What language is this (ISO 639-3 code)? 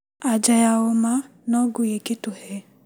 kik